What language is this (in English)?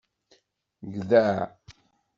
Kabyle